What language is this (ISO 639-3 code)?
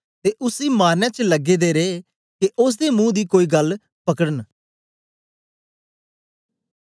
doi